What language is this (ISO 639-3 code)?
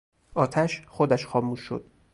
fas